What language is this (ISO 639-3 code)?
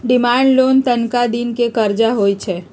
mag